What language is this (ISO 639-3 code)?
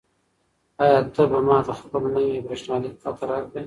pus